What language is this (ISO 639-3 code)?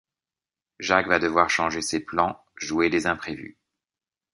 fra